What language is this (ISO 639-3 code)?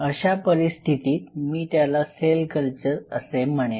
mar